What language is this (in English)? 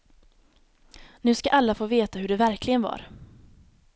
Swedish